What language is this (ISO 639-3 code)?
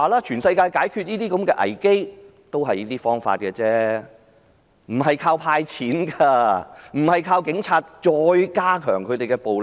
yue